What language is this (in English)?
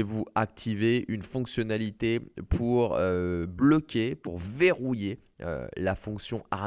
French